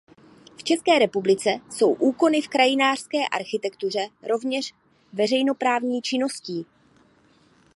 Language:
Czech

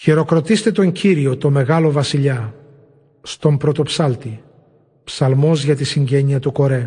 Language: Greek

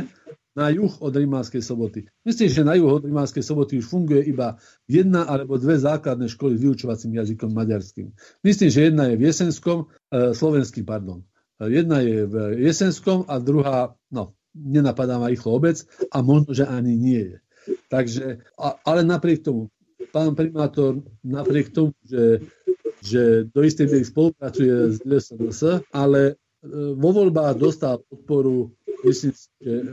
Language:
Slovak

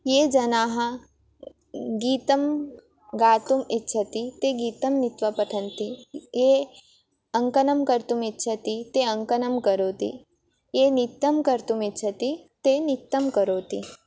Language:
Sanskrit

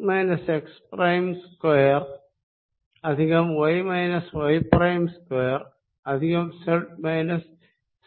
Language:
Malayalam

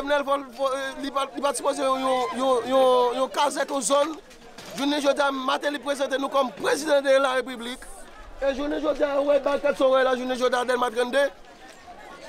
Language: French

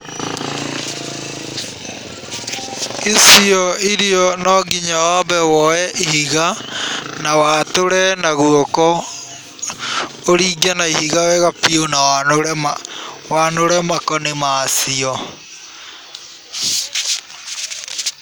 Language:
Kikuyu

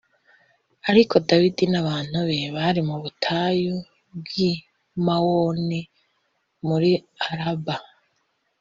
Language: Kinyarwanda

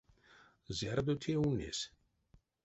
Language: Erzya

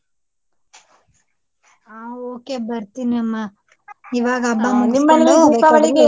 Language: Kannada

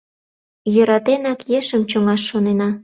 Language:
Mari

